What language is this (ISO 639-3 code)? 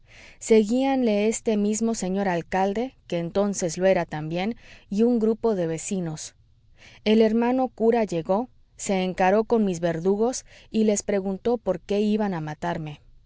spa